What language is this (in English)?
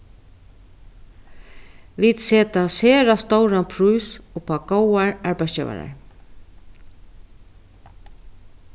Faroese